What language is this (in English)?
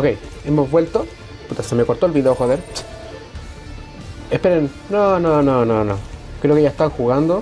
Spanish